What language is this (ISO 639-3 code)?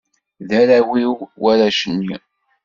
kab